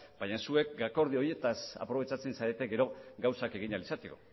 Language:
Basque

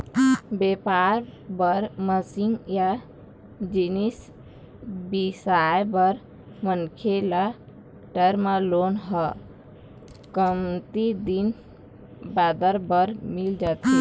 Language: Chhattisgarhi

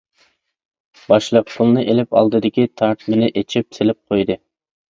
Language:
Uyghur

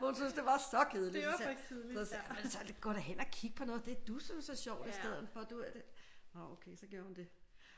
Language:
Danish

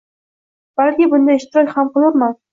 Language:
Uzbek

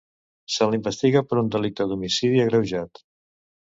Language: Catalan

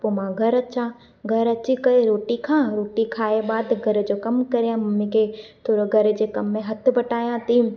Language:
Sindhi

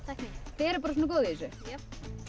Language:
Icelandic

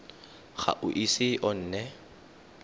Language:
Tswana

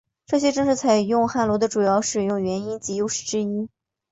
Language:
Chinese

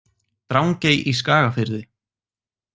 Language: Icelandic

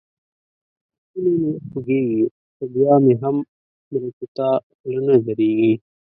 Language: Pashto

